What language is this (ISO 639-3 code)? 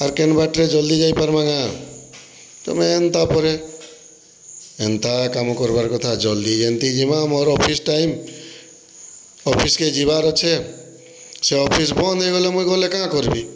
ori